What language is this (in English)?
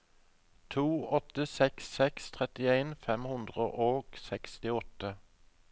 Norwegian